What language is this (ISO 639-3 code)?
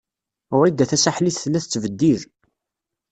kab